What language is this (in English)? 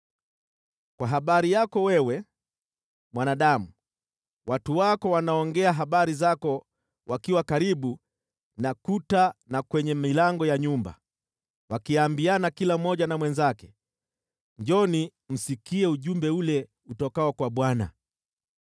Swahili